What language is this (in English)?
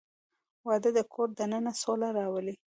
Pashto